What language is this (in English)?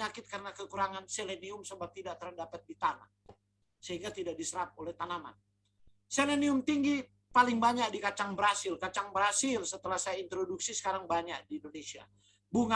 Indonesian